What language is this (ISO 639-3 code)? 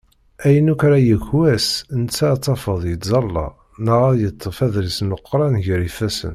kab